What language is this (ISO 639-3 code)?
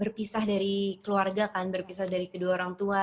ind